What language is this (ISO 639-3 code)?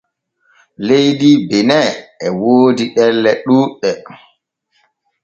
fue